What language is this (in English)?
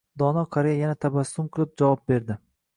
Uzbek